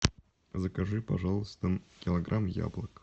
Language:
Russian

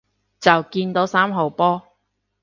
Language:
Cantonese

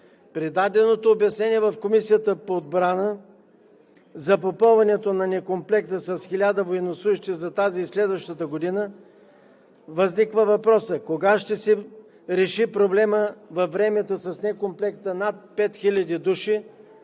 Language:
Bulgarian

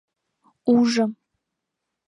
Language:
Mari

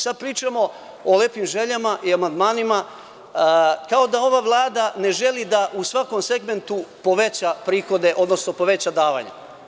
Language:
Serbian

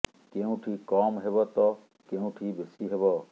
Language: Odia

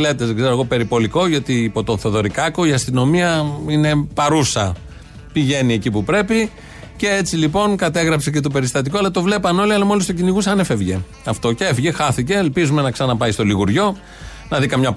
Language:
Greek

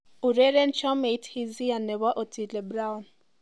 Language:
Kalenjin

